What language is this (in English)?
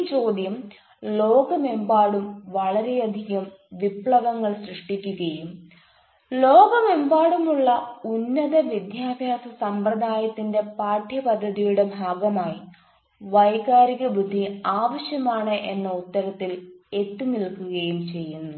Malayalam